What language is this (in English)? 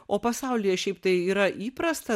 Lithuanian